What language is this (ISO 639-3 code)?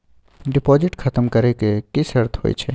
mai